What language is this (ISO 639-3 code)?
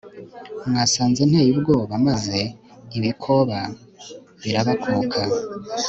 kin